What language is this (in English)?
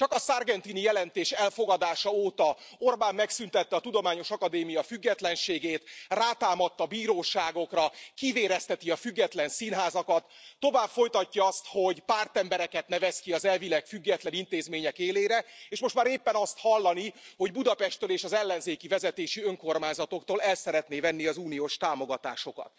Hungarian